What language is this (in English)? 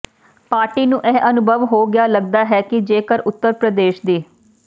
Punjabi